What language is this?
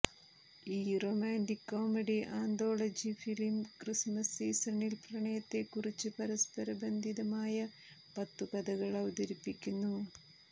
Malayalam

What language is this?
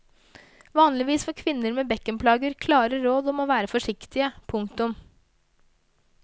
Norwegian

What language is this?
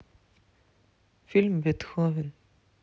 Russian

